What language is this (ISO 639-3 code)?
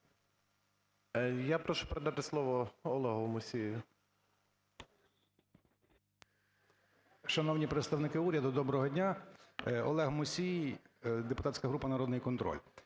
ukr